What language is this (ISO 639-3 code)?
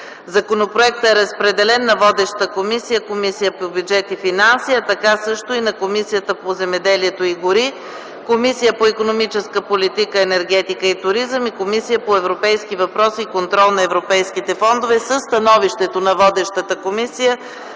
bul